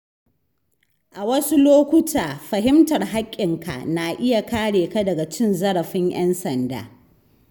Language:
Hausa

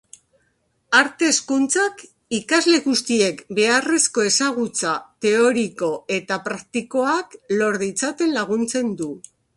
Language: Basque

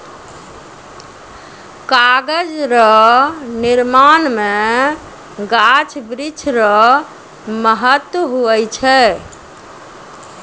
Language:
Maithili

